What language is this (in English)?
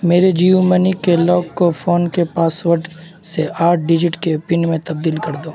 Urdu